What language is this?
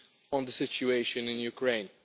English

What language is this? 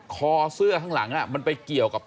Thai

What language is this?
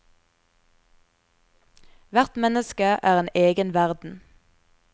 Norwegian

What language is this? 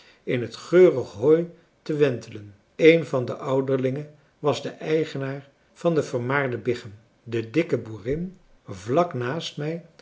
Dutch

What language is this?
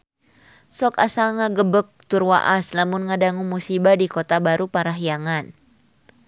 Sundanese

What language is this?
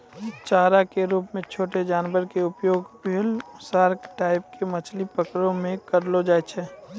Maithili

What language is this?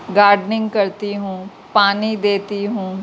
Urdu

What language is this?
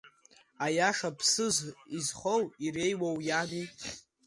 Abkhazian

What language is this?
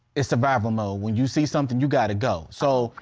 English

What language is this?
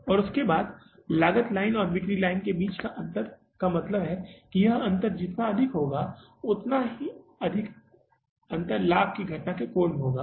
Hindi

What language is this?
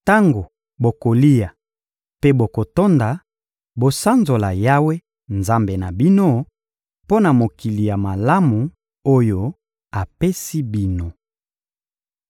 Lingala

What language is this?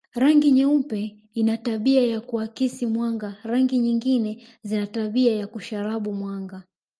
Swahili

